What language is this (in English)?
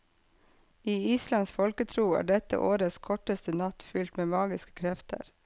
Norwegian